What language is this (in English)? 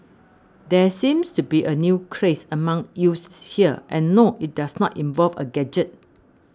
English